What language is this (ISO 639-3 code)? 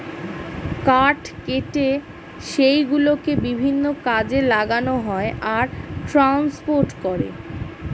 ben